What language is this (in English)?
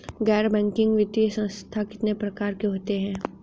Hindi